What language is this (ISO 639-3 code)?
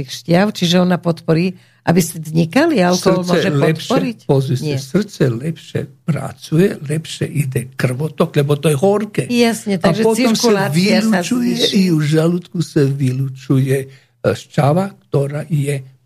slk